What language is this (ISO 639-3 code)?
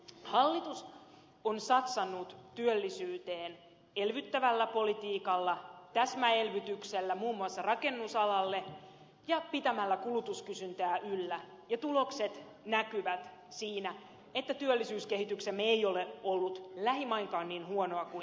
fin